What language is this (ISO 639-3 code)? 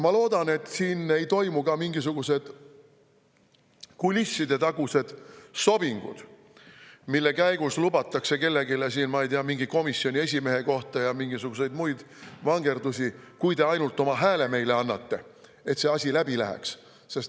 est